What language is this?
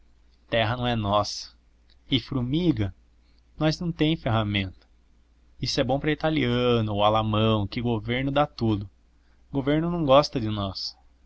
Portuguese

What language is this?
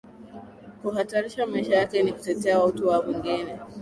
Swahili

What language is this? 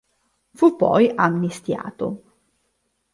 Italian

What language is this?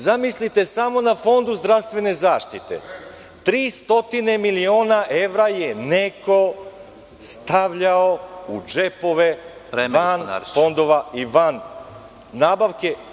Serbian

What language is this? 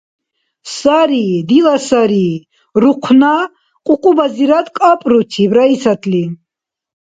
Dargwa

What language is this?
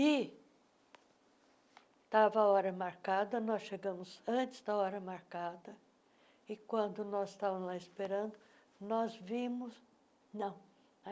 Portuguese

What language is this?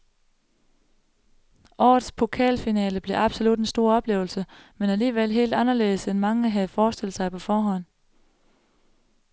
Danish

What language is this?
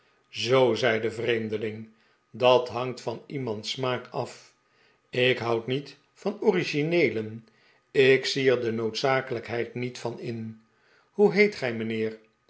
Dutch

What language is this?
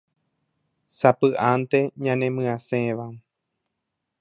Guarani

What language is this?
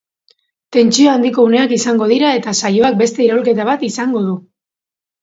Basque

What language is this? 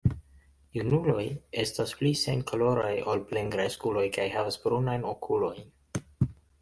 Esperanto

